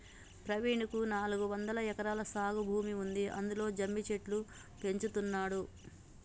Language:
Telugu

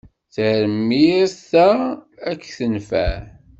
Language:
Kabyle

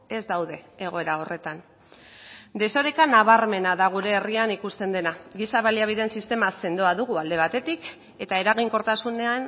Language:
Basque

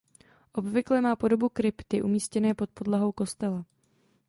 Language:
Czech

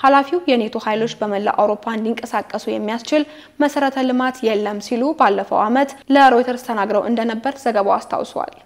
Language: Arabic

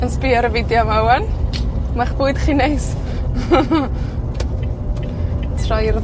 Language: Welsh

